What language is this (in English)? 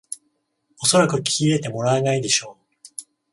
Japanese